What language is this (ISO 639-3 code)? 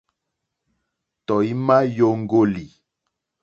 bri